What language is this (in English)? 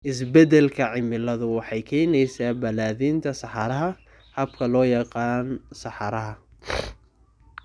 Somali